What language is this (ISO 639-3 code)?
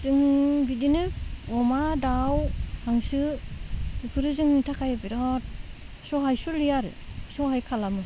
brx